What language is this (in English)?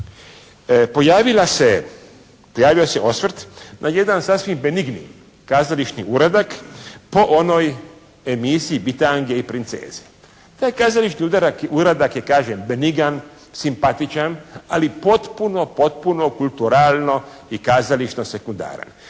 Croatian